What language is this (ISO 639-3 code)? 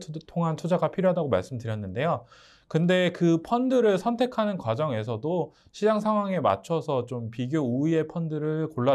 kor